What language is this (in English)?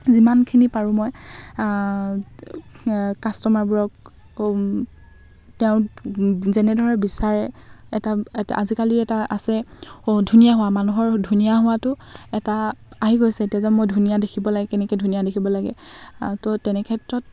Assamese